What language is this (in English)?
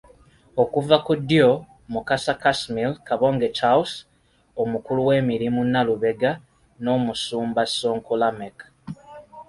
Ganda